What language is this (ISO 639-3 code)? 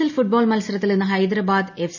mal